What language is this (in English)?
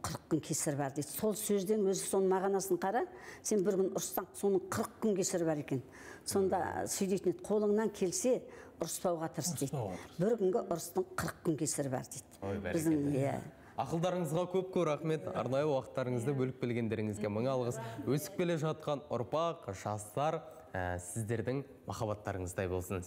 Turkish